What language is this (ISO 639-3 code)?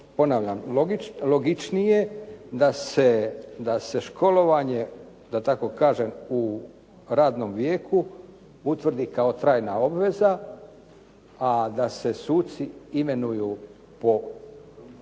hrv